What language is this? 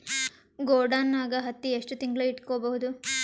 Kannada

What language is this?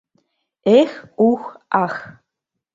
Mari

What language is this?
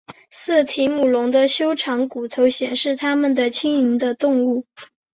Chinese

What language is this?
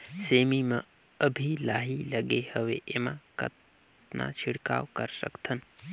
Chhattisgarhi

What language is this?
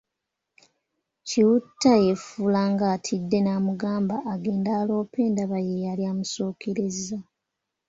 Ganda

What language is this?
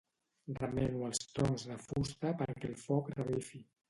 Catalan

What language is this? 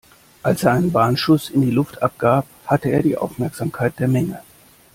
German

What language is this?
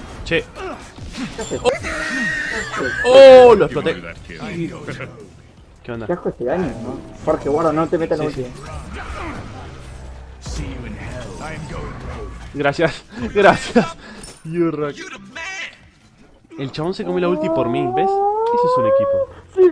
Spanish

